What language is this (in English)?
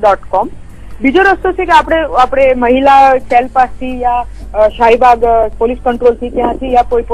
Gujarati